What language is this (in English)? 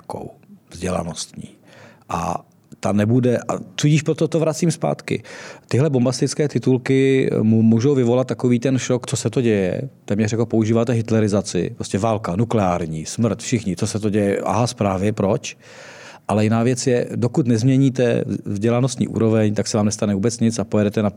Czech